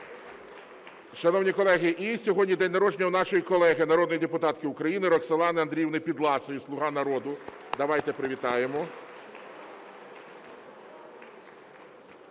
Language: Ukrainian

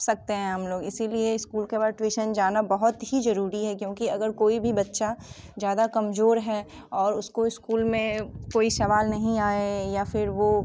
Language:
Hindi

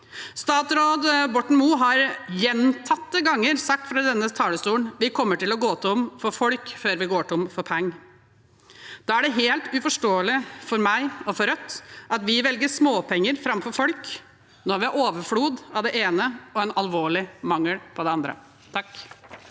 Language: Norwegian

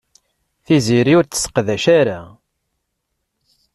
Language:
Kabyle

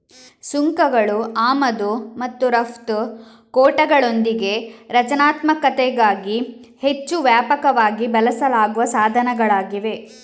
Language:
Kannada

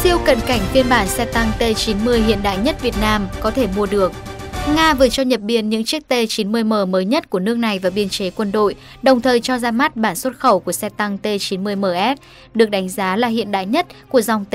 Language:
Vietnamese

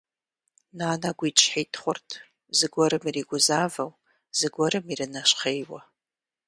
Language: Kabardian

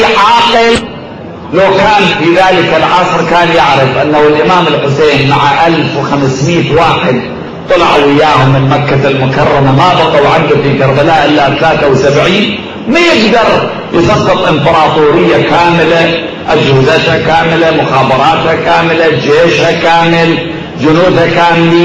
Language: Arabic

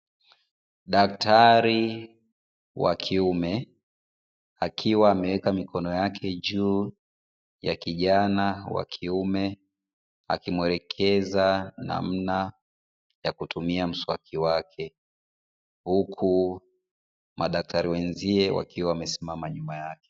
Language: Swahili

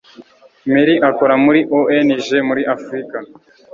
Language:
Kinyarwanda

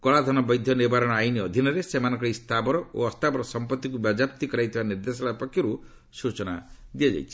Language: Odia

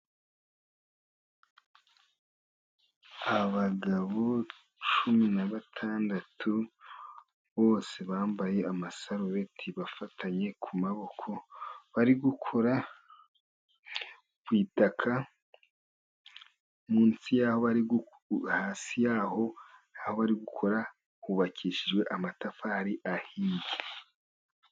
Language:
Kinyarwanda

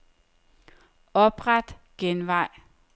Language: Danish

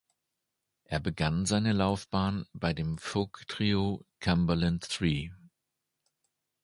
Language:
German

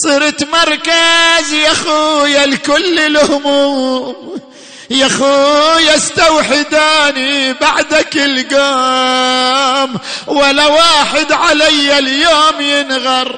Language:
Arabic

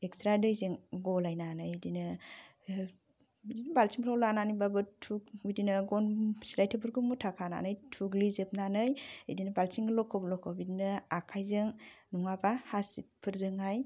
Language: Bodo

